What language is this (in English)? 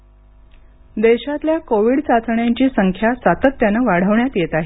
Marathi